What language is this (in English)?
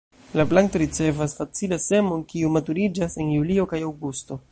Esperanto